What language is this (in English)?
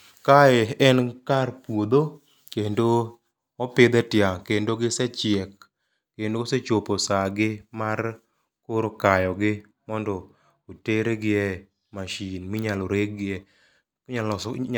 Luo (Kenya and Tanzania)